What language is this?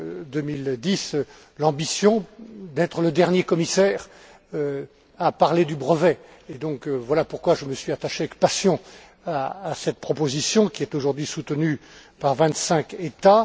French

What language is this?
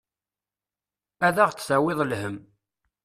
Kabyle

